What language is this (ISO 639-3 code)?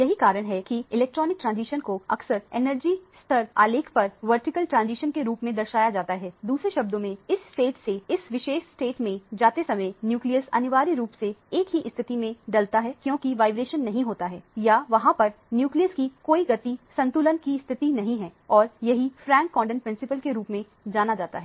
hin